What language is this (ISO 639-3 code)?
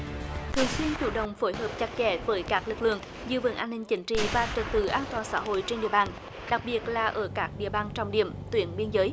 vie